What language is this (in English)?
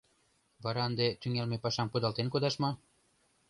Mari